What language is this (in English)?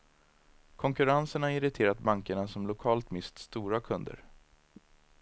Swedish